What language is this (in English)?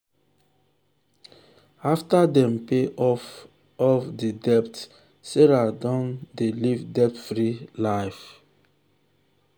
Nigerian Pidgin